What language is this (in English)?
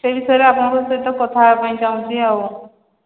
Odia